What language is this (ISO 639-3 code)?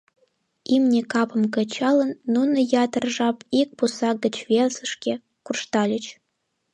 chm